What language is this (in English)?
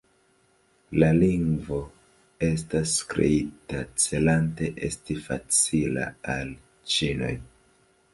Esperanto